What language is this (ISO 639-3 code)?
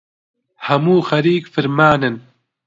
ckb